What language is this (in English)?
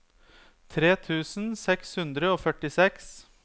Norwegian